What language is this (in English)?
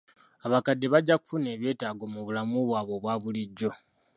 Ganda